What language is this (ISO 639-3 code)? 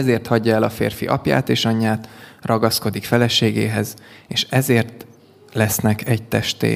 hun